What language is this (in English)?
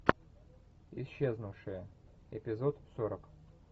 Russian